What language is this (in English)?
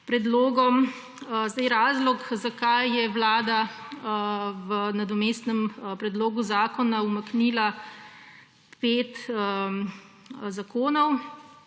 Slovenian